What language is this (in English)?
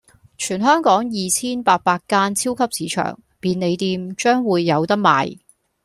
Cantonese